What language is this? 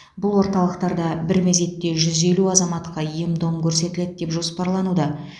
Kazakh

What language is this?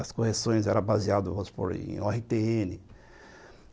Portuguese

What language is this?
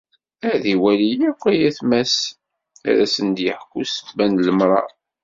Kabyle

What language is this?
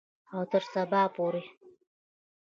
Pashto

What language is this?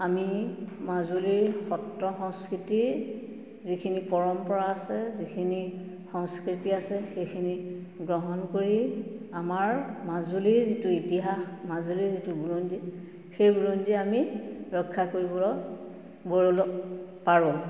Assamese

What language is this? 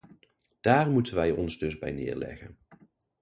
Dutch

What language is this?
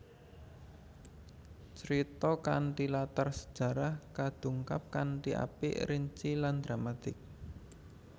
Javanese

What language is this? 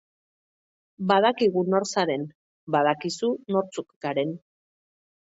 Basque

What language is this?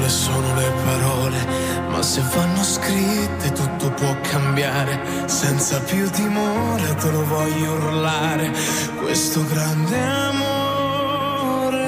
Slovak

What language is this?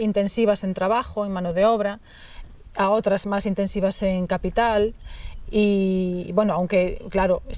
Spanish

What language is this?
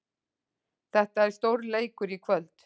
Icelandic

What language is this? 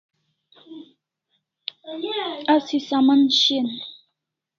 Kalasha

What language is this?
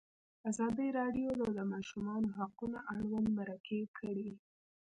Pashto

